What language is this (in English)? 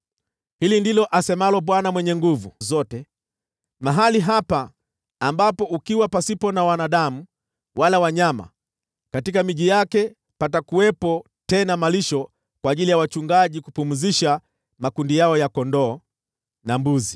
Swahili